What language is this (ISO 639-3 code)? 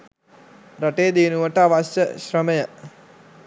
sin